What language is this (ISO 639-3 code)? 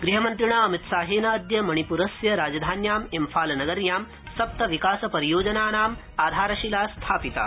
san